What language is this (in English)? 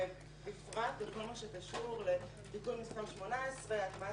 Hebrew